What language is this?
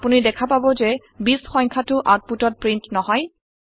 Assamese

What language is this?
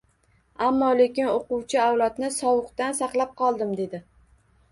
Uzbek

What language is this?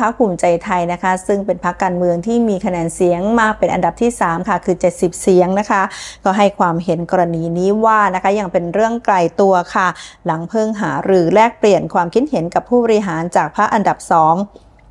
Thai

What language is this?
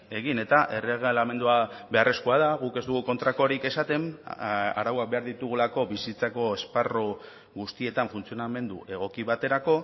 Basque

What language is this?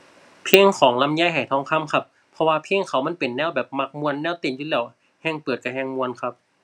Thai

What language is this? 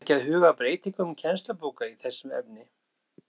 Icelandic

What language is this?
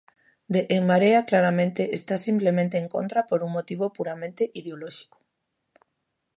Galician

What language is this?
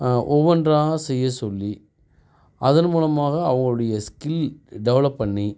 Tamil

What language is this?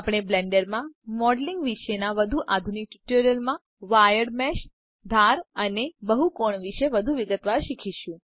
Gujarati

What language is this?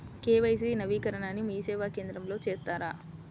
Telugu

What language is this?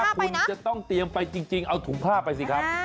Thai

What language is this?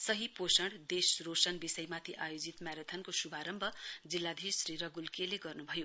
Nepali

